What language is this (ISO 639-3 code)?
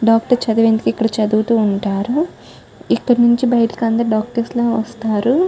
tel